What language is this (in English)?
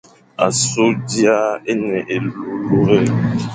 Fang